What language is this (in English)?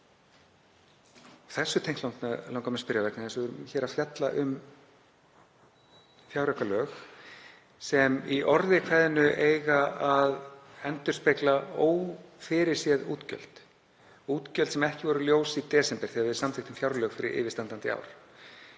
Icelandic